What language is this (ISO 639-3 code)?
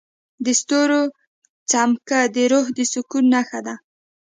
pus